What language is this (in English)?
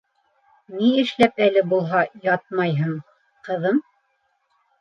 Bashkir